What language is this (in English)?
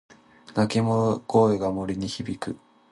Japanese